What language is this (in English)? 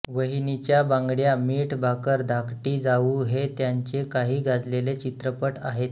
Marathi